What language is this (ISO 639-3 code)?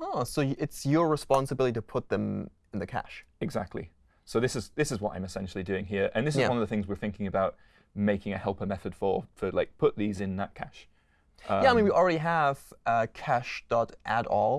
eng